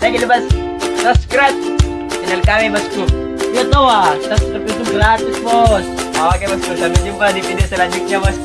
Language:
Indonesian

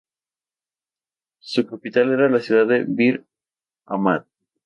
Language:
Spanish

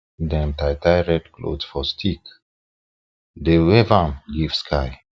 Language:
Nigerian Pidgin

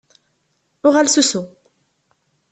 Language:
Kabyle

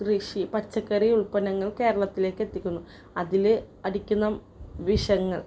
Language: Malayalam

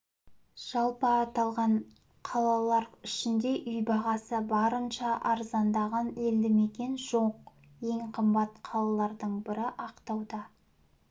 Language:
Kazakh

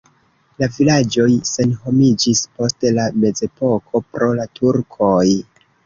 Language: Esperanto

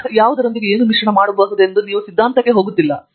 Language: Kannada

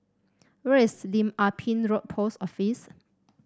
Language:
English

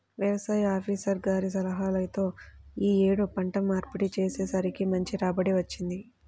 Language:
Telugu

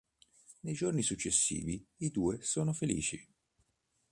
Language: Italian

